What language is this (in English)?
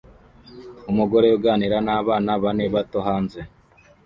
Kinyarwanda